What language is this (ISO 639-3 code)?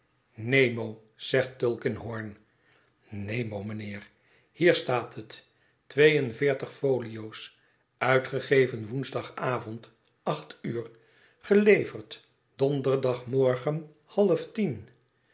nld